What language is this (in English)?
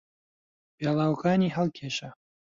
Central Kurdish